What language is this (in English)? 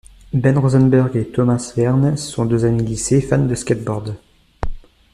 French